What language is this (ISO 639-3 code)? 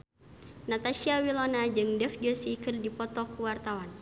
sun